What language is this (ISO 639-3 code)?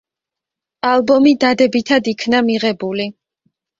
kat